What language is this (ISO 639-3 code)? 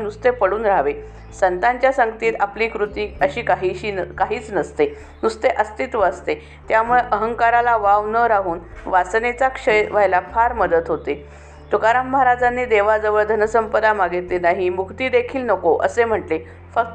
mar